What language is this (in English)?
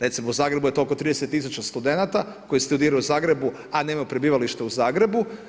Croatian